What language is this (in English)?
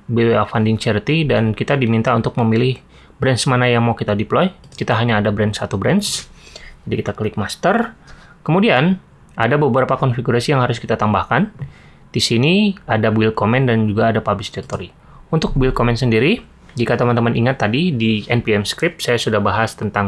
Indonesian